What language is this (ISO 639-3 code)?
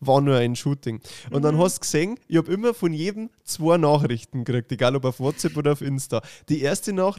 deu